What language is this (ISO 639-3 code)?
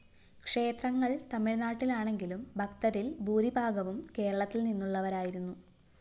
mal